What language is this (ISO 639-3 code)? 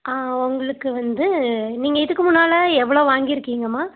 tam